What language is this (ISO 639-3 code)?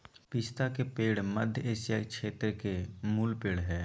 mag